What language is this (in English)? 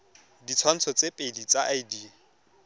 Tswana